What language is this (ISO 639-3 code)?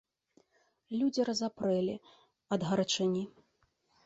bel